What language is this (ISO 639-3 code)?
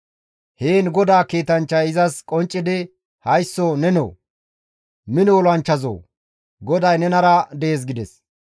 gmv